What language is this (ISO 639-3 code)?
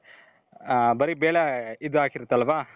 kan